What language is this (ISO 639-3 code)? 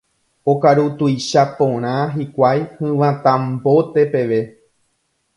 grn